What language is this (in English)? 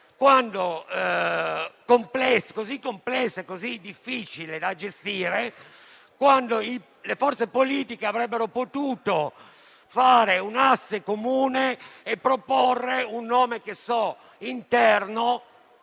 Italian